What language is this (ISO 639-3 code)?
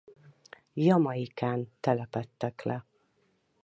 hun